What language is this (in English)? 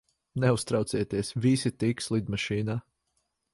Latvian